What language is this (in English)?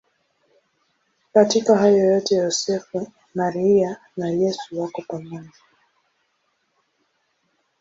Swahili